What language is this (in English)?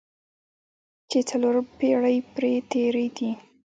Pashto